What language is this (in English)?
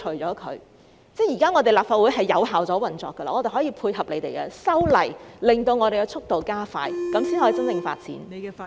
Cantonese